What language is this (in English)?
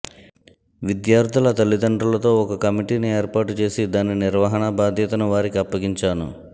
Telugu